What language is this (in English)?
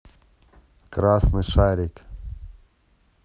Russian